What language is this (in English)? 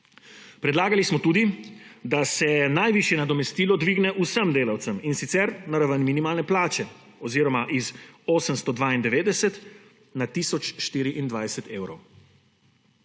Slovenian